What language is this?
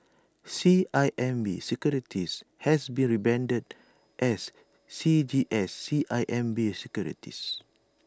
English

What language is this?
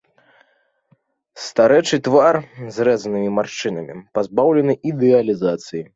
Belarusian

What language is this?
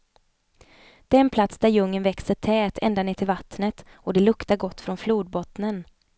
Swedish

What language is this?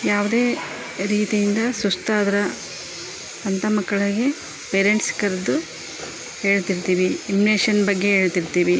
Kannada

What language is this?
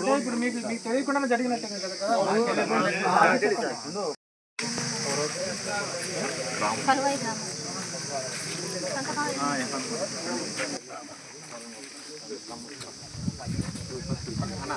Telugu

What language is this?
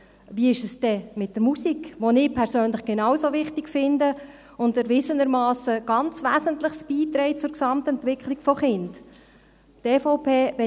Swiss German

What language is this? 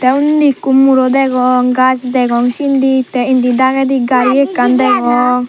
Chakma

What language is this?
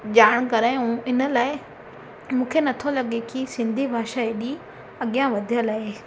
Sindhi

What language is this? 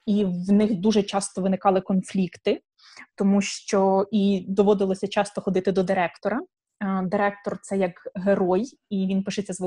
Ukrainian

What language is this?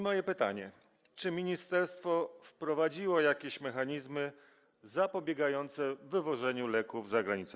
Polish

